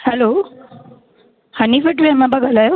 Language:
Sindhi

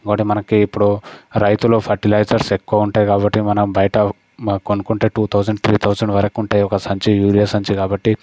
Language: Telugu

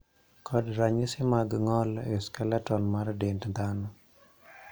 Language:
Luo (Kenya and Tanzania)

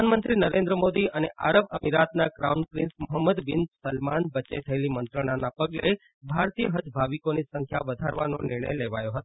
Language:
Gujarati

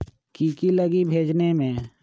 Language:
Magahi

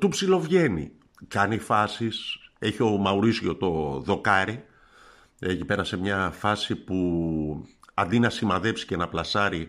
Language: Greek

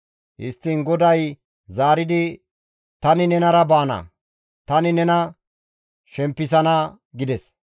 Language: Gamo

